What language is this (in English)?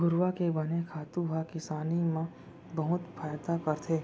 Chhattisgarhi